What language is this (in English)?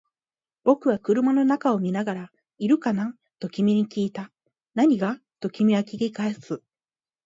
Japanese